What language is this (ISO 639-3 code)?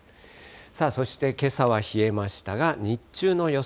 jpn